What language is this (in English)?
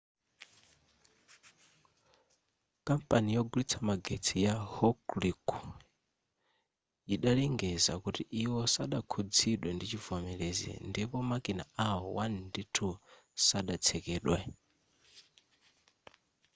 Nyanja